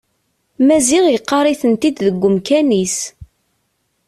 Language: Kabyle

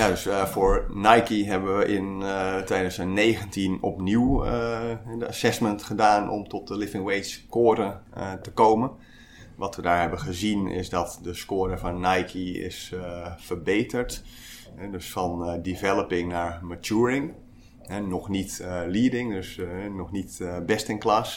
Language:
Dutch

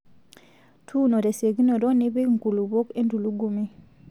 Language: Masai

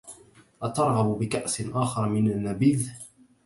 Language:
Arabic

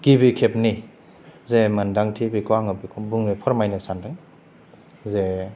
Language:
Bodo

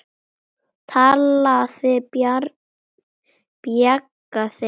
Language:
Icelandic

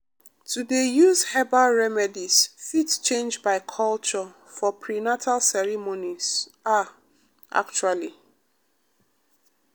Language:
Nigerian Pidgin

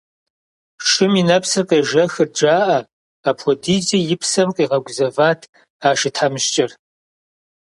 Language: Kabardian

